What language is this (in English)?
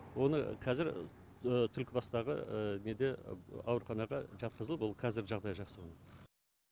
Kazakh